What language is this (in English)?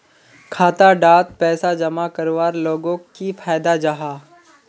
Magahi